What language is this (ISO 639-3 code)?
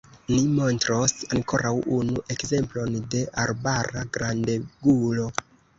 epo